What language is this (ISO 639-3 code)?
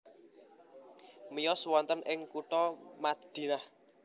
jav